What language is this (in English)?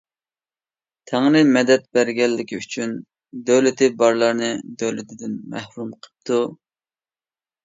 Uyghur